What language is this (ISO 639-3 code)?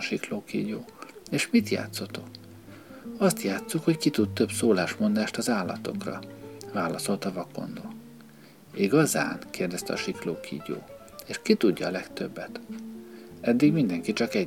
hun